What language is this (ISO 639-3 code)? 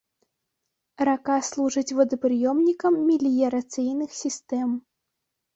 bel